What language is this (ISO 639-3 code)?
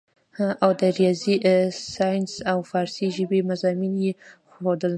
pus